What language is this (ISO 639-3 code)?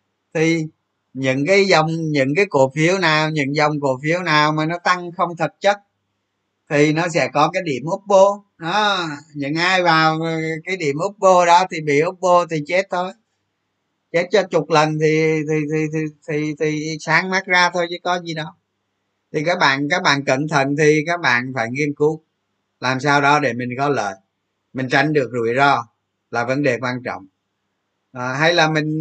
vie